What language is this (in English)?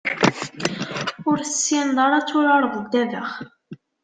Kabyle